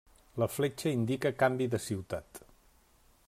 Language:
Catalan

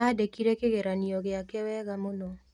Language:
Kikuyu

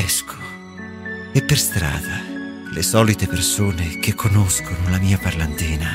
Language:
Italian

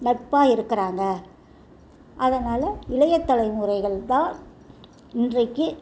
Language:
Tamil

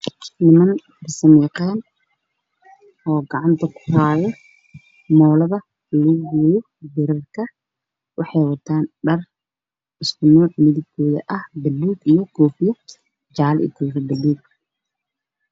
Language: Somali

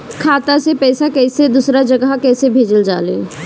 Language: Bhojpuri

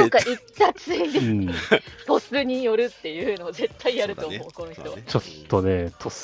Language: Japanese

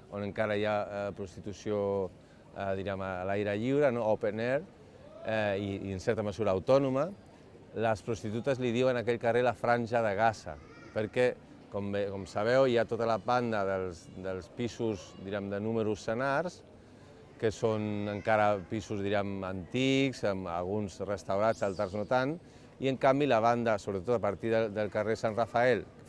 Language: Catalan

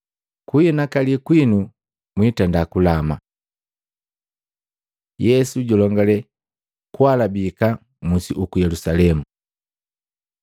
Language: Matengo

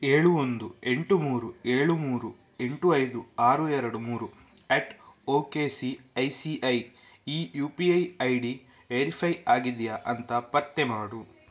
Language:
Kannada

